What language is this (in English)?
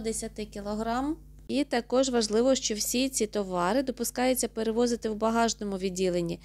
Ukrainian